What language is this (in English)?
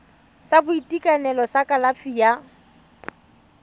Tswana